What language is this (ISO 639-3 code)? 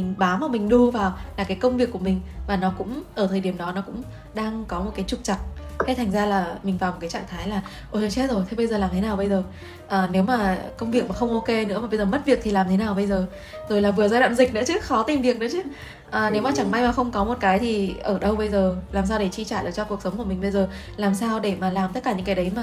vie